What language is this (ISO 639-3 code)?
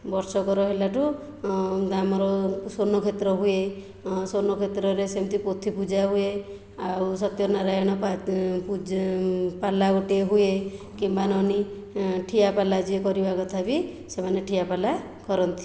ori